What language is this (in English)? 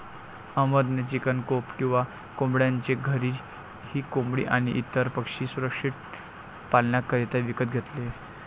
Marathi